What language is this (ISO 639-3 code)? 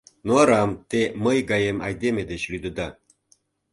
chm